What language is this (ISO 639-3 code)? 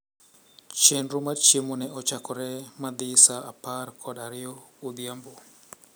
luo